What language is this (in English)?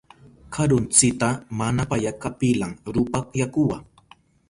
Southern Pastaza Quechua